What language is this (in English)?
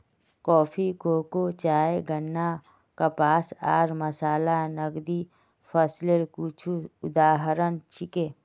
Magahi